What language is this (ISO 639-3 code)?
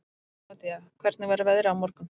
isl